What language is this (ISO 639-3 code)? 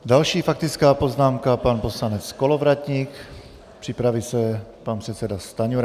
ces